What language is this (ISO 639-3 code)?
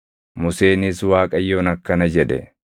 orm